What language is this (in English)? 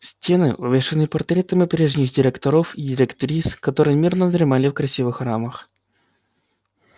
Russian